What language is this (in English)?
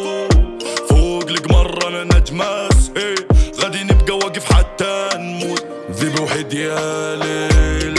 Arabic